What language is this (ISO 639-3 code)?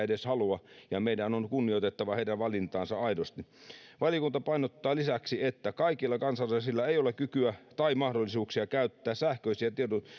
fin